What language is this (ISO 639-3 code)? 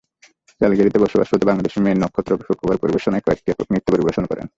ben